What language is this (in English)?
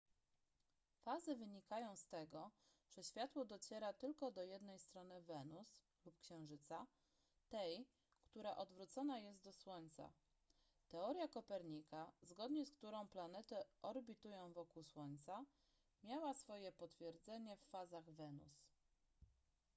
Polish